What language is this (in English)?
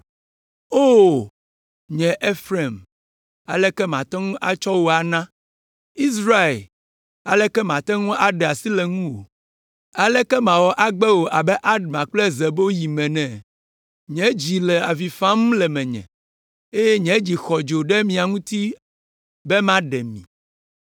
Ewe